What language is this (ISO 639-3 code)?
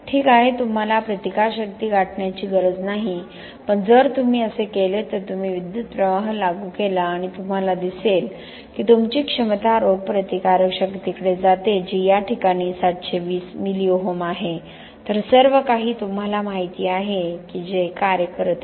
mar